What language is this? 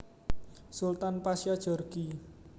Javanese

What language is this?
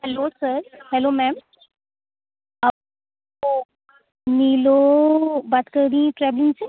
Urdu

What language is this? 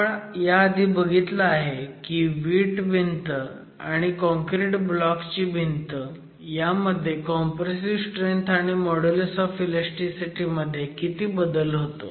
Marathi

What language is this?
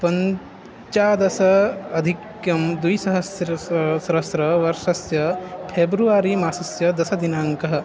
Sanskrit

